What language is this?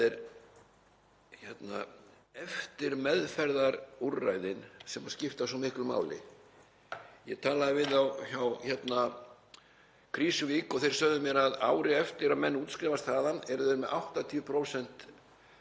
Icelandic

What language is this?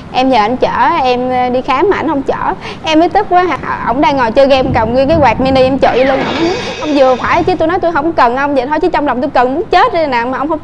Vietnamese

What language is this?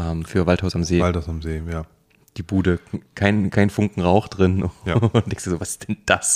German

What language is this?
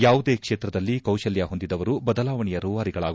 Kannada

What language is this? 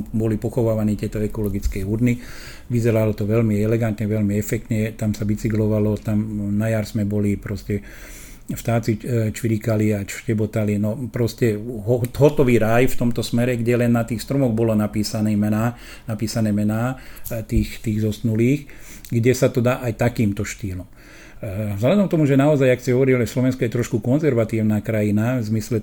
Slovak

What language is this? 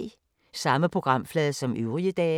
Danish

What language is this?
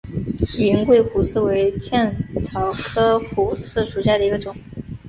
Chinese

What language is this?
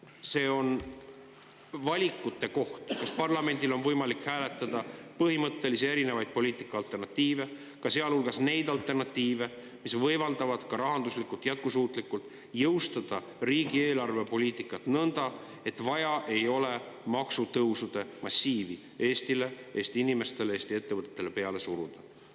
Estonian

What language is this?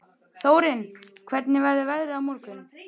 Icelandic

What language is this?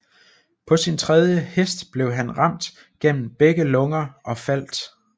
Danish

